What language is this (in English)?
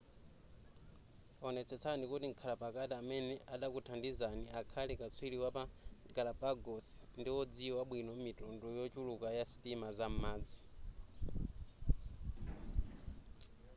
Nyanja